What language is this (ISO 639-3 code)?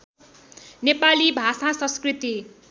nep